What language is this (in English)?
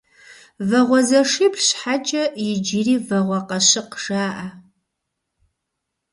Kabardian